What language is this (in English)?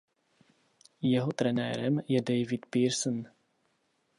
Czech